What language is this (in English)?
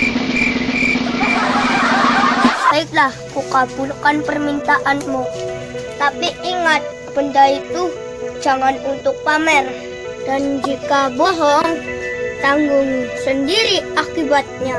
Indonesian